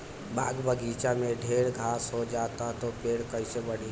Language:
Bhojpuri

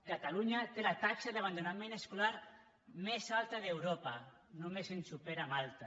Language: Catalan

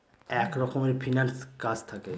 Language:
Bangla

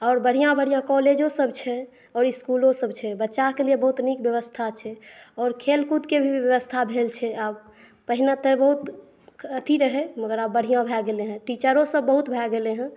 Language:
Maithili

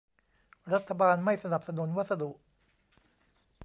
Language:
Thai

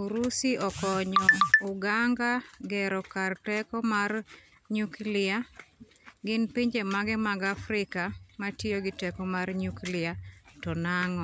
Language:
Luo (Kenya and Tanzania)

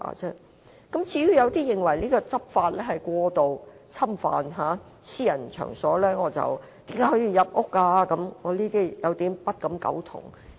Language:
Cantonese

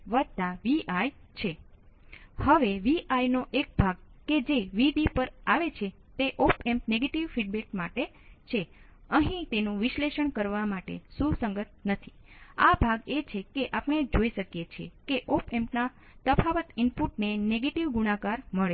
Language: Gujarati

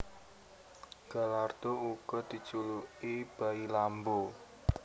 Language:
Javanese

